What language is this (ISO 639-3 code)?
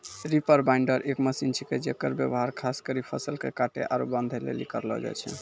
mai